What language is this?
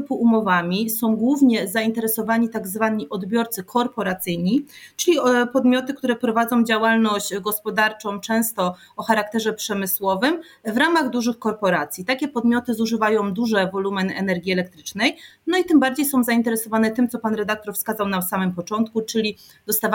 Polish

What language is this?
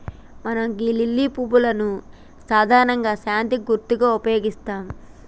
Telugu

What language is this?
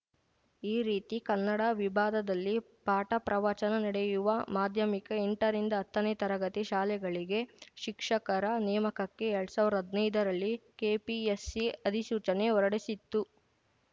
Kannada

